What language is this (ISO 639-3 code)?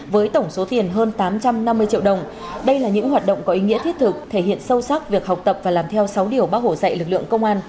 vie